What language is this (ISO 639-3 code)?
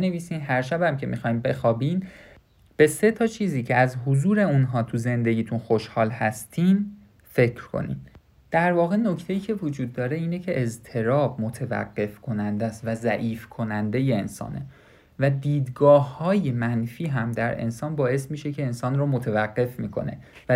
fas